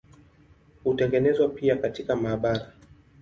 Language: Swahili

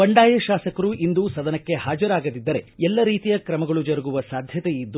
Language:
Kannada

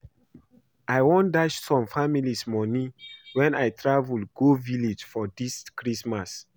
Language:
Nigerian Pidgin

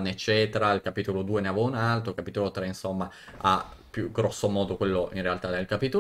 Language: Italian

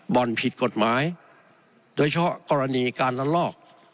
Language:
Thai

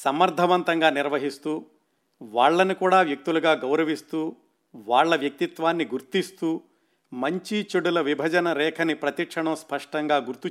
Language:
Telugu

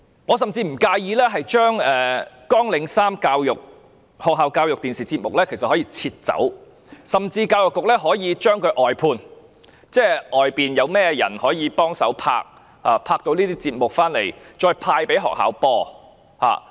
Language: Cantonese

